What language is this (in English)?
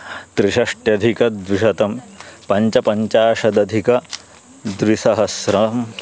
Sanskrit